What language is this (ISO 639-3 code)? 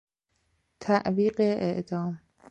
fas